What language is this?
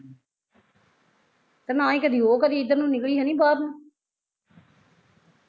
Punjabi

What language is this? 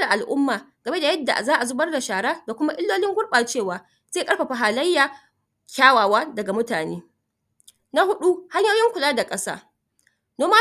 Hausa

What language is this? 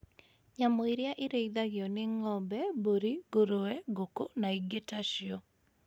Kikuyu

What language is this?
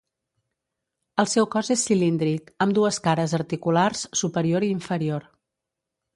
Catalan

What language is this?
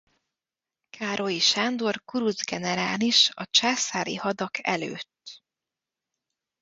Hungarian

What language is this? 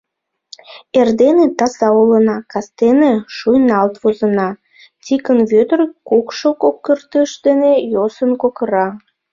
Mari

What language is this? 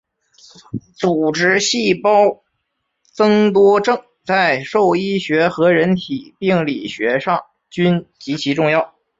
Chinese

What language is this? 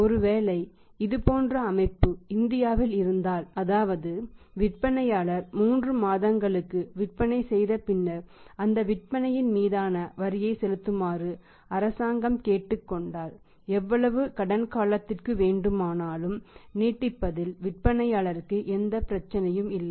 Tamil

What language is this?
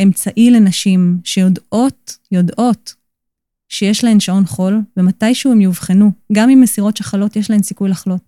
Hebrew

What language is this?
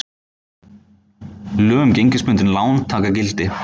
Icelandic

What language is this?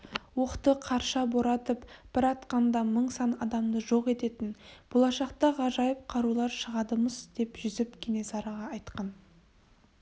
Kazakh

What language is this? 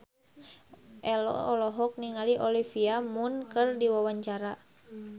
Sundanese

